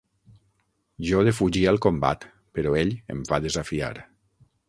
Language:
Catalan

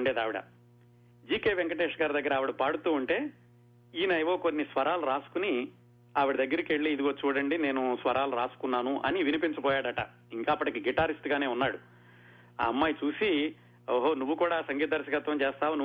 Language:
Telugu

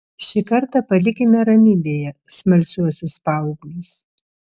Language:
Lithuanian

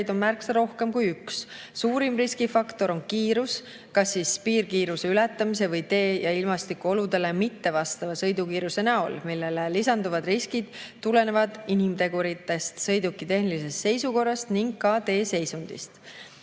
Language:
Estonian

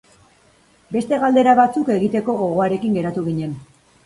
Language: Basque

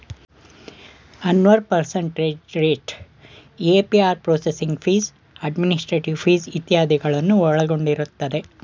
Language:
Kannada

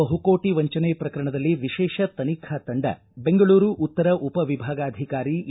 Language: Kannada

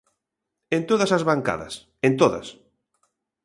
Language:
Galician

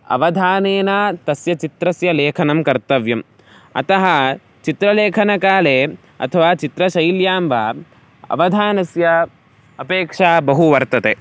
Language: Sanskrit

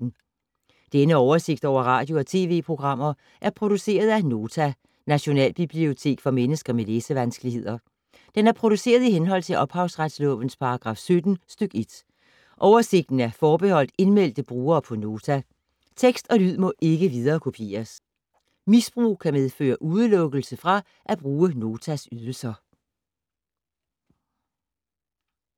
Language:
Danish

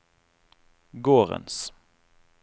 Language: Norwegian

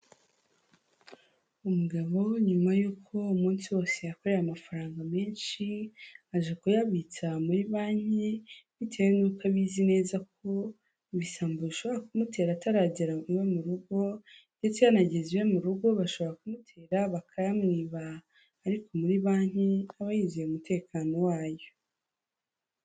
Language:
Kinyarwanda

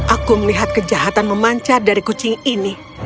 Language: Indonesian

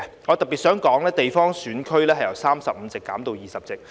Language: Cantonese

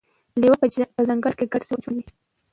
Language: Pashto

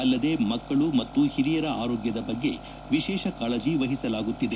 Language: Kannada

